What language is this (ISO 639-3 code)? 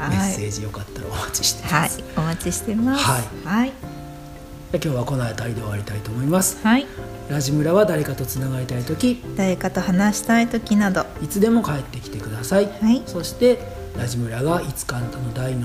jpn